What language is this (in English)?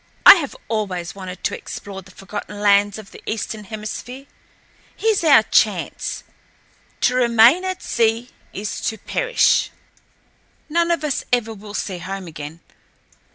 English